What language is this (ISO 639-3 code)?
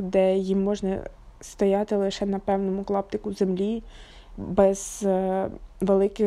ukr